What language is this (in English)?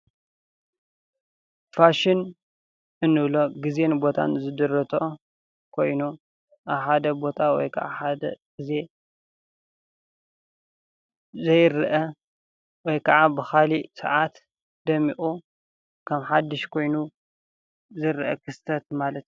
Tigrinya